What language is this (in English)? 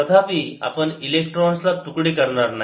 Marathi